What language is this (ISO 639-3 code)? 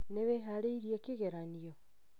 kik